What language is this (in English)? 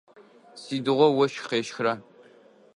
Adyghe